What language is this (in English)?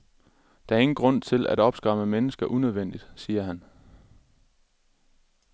Danish